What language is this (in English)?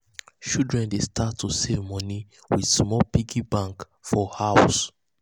Nigerian Pidgin